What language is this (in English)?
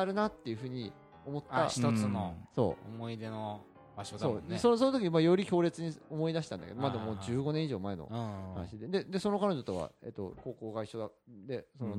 Japanese